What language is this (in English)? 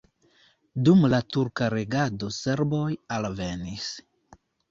Esperanto